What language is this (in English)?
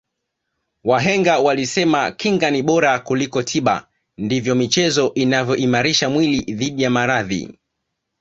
Swahili